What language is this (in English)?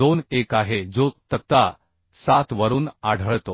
Marathi